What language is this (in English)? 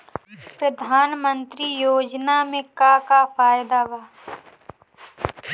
Bhojpuri